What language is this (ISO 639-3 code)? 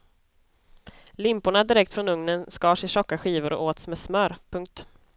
swe